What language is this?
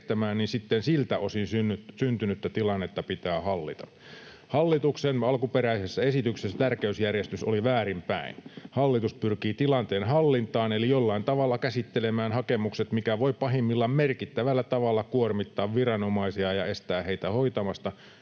Finnish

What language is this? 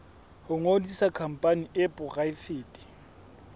Southern Sotho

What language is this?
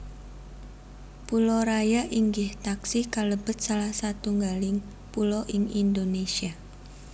Javanese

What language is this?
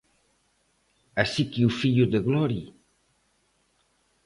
Galician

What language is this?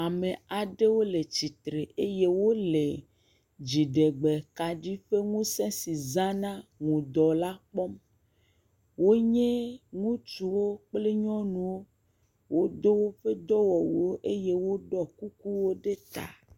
Ewe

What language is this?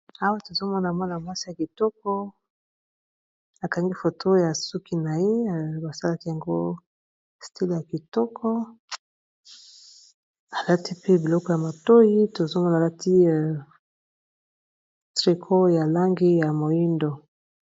Lingala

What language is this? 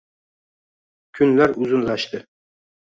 Uzbek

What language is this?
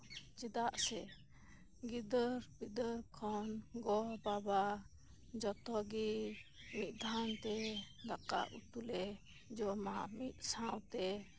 Santali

